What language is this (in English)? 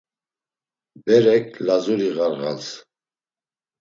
Laz